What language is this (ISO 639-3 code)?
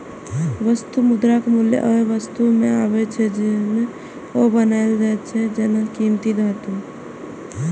mai